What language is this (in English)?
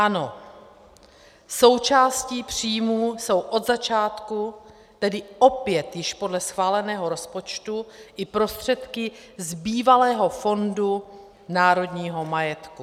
Czech